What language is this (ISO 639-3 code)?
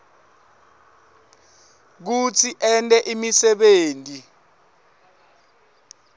ssw